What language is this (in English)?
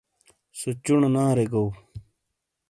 Shina